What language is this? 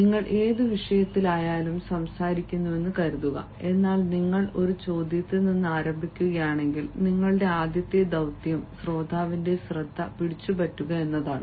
Malayalam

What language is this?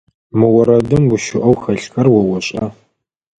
Adyghe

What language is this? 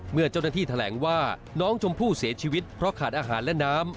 Thai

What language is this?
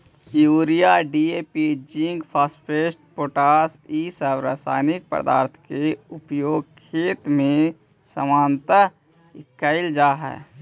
Magahi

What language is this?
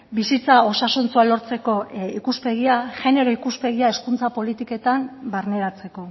Basque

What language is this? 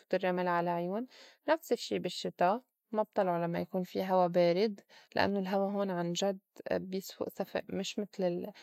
North Levantine Arabic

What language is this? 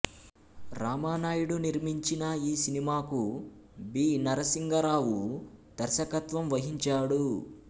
Telugu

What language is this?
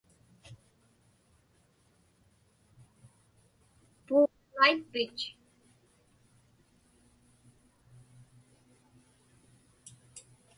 Inupiaq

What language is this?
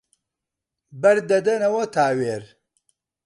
Central Kurdish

